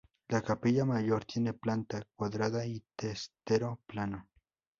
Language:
Spanish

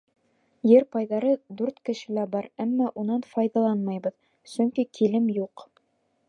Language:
Bashkir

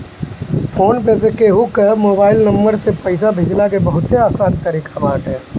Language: Bhojpuri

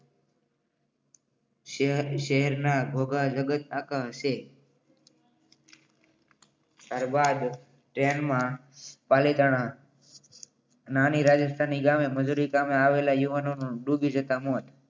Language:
Gujarati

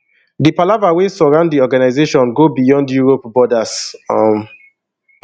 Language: Nigerian Pidgin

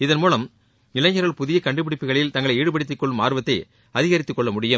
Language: Tamil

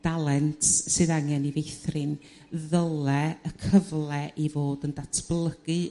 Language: Welsh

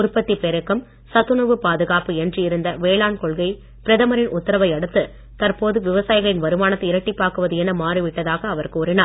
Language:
Tamil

